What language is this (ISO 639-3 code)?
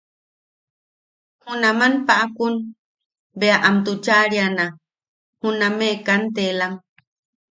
yaq